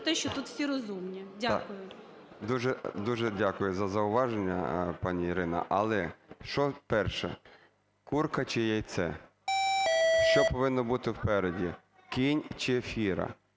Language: Ukrainian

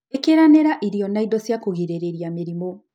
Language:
Kikuyu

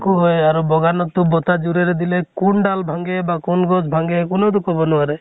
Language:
Assamese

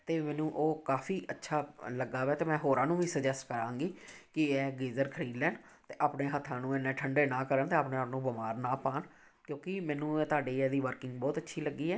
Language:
Punjabi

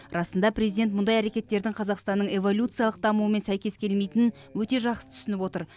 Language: Kazakh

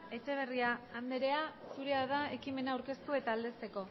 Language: Basque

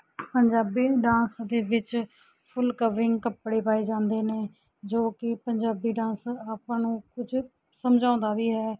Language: Punjabi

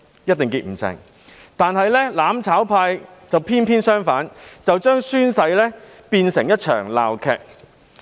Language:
Cantonese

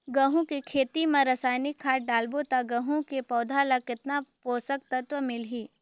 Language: Chhattisgarhi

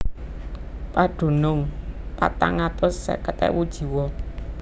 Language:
Javanese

